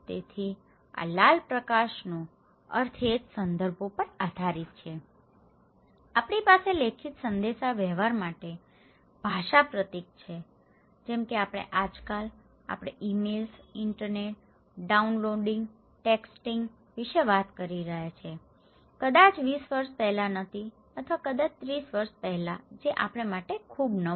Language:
Gujarati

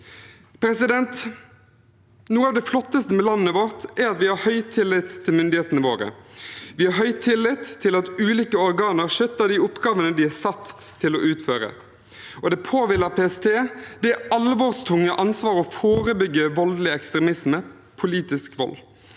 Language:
Norwegian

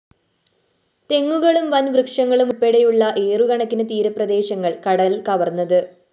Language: Malayalam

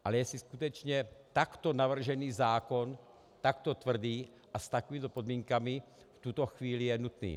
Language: Czech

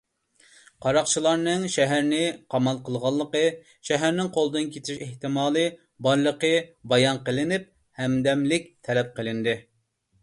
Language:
Uyghur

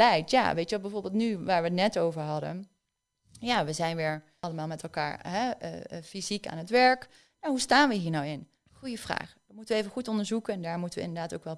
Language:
Dutch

